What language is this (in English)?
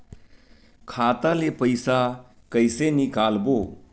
Chhattisgarhi